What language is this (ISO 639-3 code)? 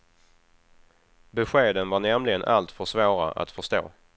swe